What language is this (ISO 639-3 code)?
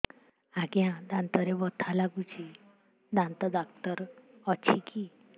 ori